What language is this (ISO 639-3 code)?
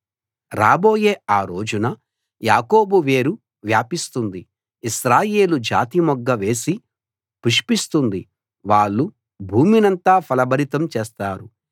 tel